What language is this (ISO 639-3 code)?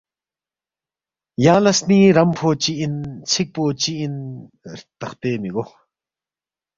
bft